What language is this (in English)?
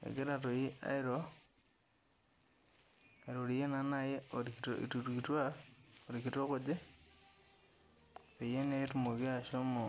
Masai